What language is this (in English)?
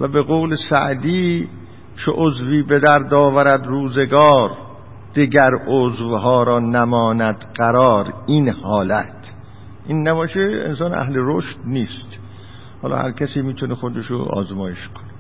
Persian